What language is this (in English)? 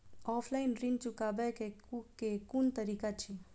Maithili